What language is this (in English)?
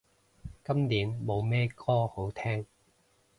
Cantonese